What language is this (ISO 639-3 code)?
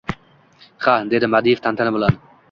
uzb